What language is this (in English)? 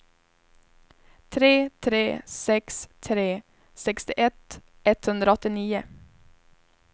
Swedish